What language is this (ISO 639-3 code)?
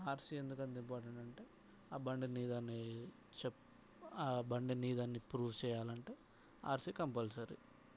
tel